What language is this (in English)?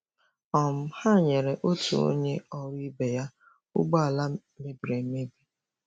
Igbo